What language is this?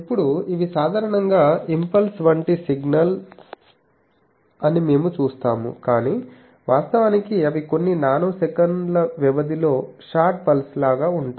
Telugu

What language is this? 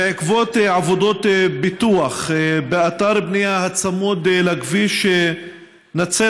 Hebrew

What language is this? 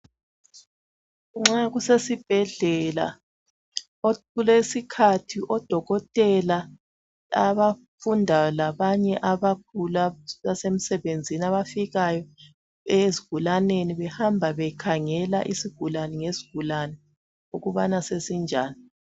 North Ndebele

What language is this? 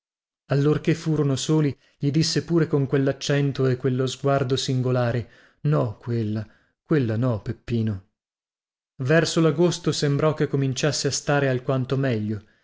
Italian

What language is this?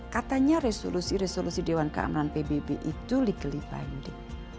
Indonesian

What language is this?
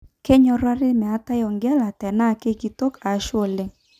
Masai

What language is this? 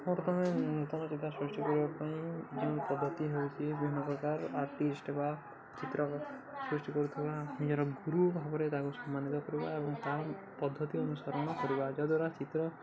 Odia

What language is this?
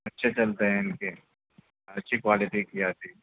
Urdu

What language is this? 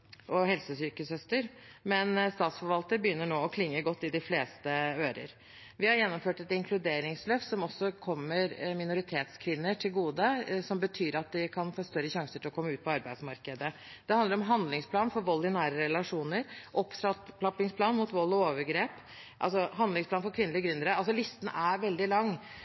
Norwegian Bokmål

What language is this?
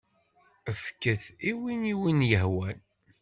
Kabyle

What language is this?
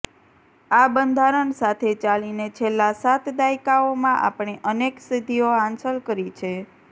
Gujarati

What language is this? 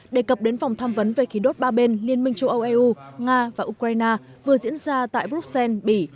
Vietnamese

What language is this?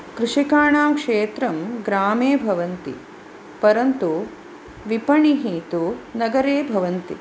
Sanskrit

